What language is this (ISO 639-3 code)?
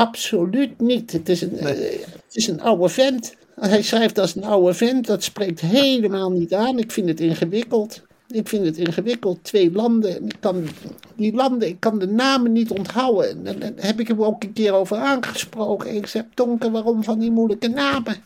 nld